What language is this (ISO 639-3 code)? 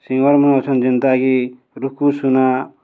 ori